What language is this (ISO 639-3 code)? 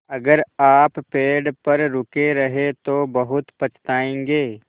hin